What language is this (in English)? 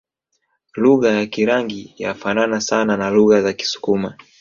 Swahili